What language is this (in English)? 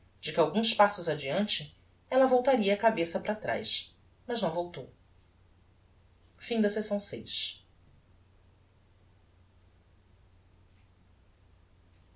Portuguese